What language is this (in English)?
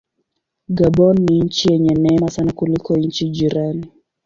Swahili